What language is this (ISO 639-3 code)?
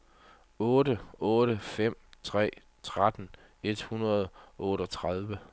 dan